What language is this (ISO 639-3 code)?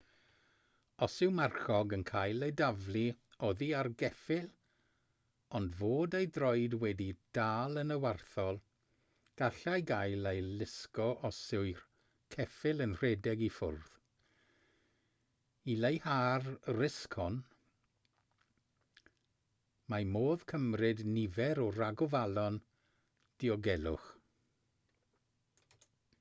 cym